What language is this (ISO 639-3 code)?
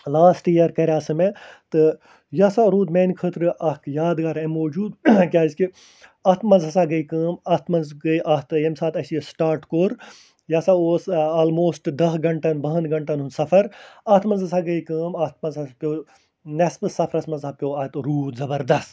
kas